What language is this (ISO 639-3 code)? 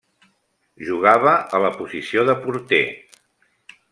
cat